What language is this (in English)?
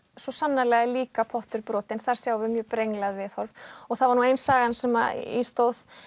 Icelandic